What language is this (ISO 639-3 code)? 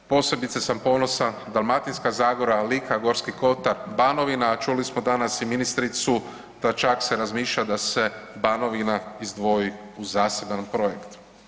hrv